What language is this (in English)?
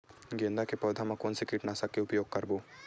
Chhattisgarhi